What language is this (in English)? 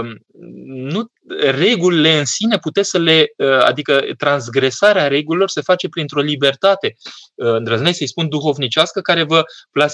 Romanian